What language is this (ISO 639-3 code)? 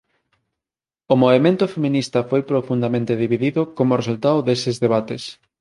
glg